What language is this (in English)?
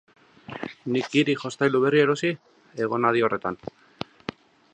Basque